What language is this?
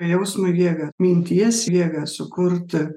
Lithuanian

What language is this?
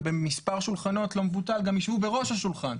Hebrew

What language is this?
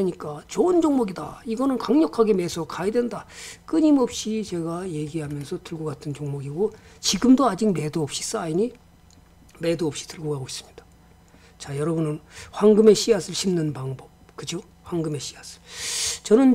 Korean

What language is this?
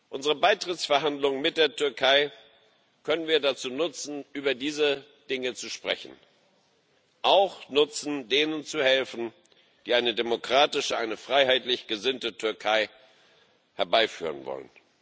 German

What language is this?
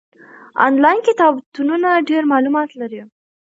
Pashto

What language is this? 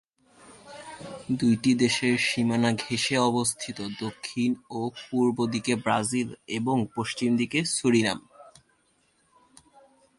Bangla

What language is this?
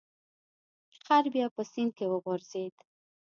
Pashto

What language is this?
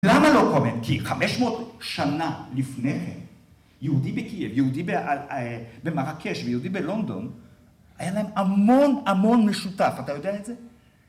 Hebrew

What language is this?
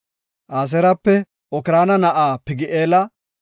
Gofa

